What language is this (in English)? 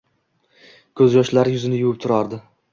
Uzbek